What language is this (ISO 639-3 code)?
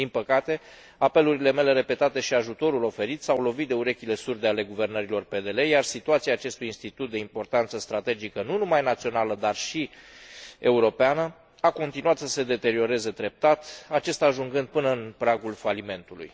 ron